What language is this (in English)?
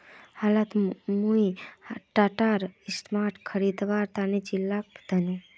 Magahi